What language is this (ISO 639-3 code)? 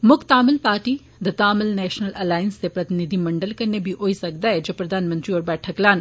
doi